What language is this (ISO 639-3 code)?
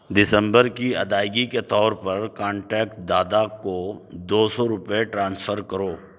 urd